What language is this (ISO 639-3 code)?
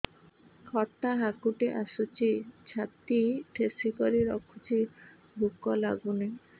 ori